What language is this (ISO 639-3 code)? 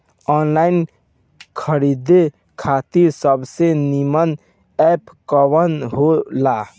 bho